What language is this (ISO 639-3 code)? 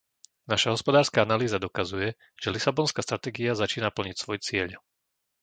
slk